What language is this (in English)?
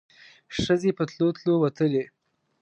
Pashto